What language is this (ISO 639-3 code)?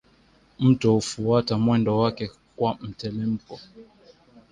swa